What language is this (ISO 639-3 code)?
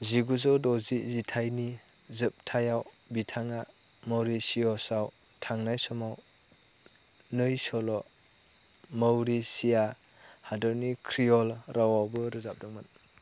brx